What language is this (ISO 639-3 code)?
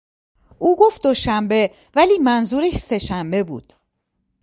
fas